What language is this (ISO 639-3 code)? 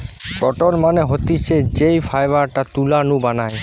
ben